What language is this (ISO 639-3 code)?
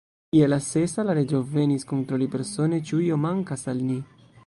epo